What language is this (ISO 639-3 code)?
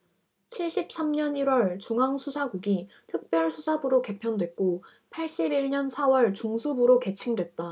kor